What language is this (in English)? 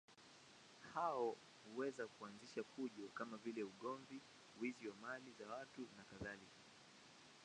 Swahili